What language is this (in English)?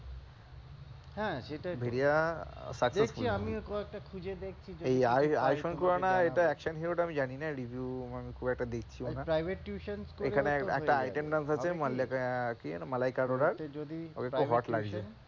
Bangla